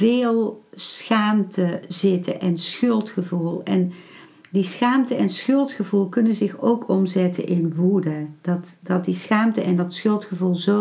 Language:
Dutch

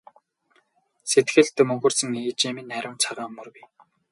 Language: Mongolian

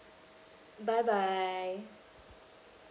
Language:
English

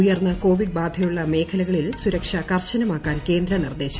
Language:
Malayalam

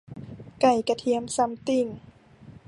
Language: Thai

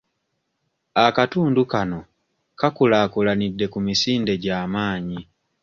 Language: Ganda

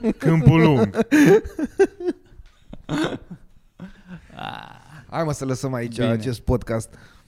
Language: Romanian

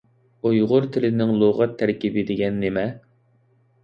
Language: Uyghur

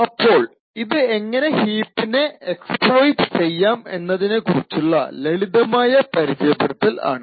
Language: Malayalam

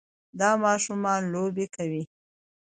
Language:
Pashto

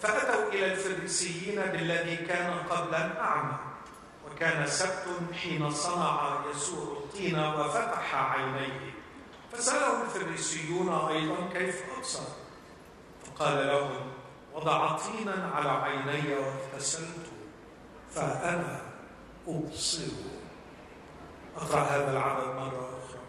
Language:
Arabic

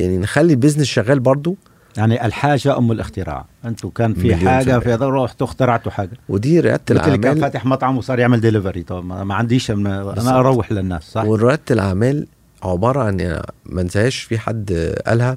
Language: Arabic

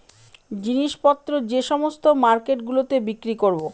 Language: Bangla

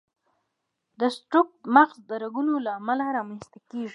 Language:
Pashto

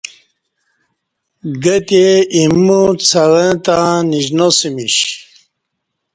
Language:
Kati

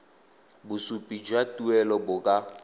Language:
Tswana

